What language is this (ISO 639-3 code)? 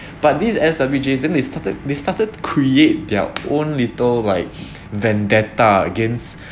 eng